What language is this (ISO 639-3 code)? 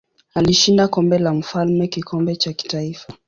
swa